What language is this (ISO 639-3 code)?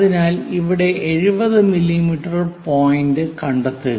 mal